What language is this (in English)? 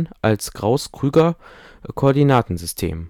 German